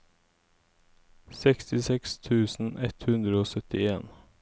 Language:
Norwegian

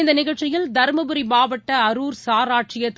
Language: Tamil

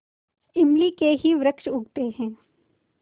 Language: Hindi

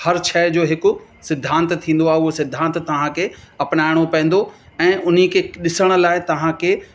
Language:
Sindhi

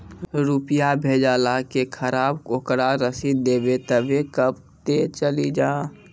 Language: Maithili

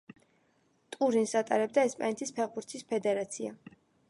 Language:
Georgian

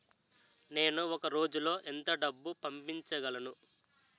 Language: Telugu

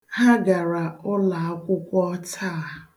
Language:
Igbo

